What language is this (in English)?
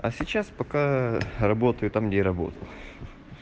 Russian